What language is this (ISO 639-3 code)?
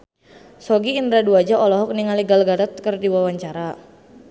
sun